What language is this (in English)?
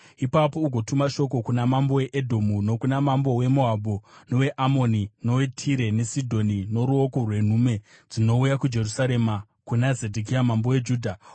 Shona